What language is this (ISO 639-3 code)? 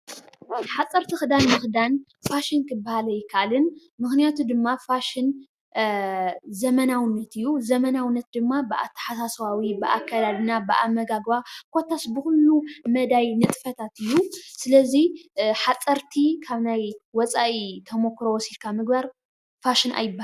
tir